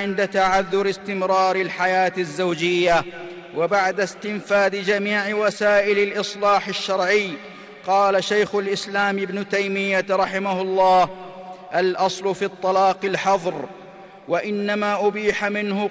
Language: Arabic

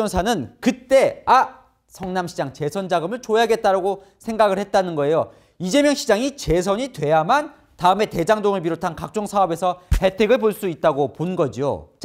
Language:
Korean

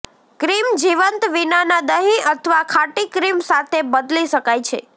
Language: Gujarati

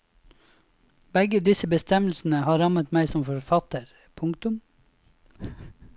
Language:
Norwegian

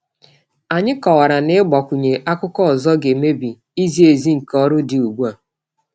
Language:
Igbo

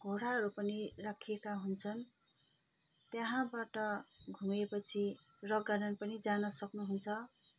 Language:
Nepali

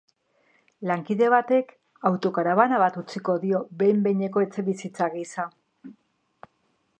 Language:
Basque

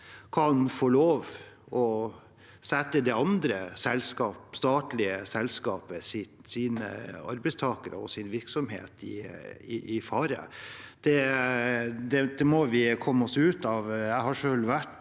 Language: Norwegian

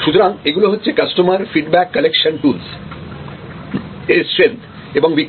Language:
Bangla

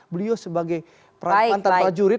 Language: Indonesian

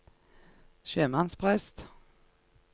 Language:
Norwegian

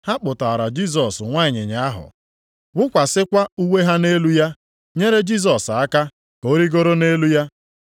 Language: Igbo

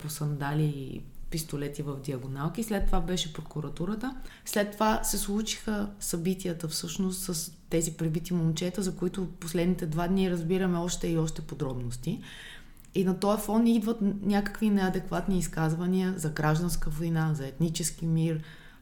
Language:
Bulgarian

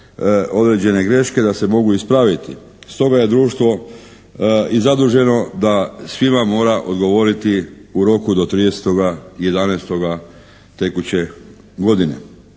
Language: Croatian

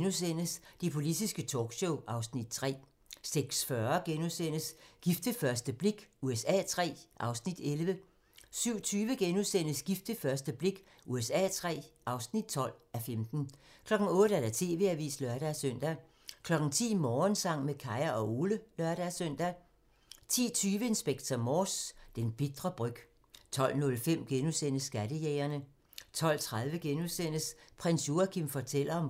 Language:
Danish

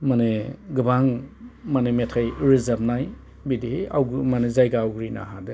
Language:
Bodo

